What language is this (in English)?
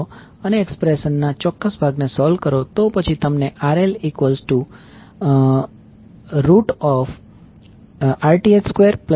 Gujarati